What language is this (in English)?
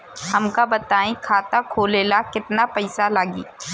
Bhojpuri